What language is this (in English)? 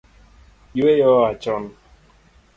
Luo (Kenya and Tanzania)